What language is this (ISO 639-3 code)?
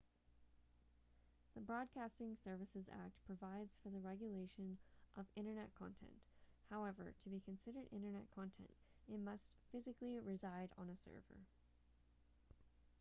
eng